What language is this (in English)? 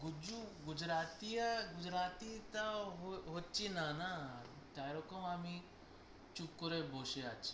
Bangla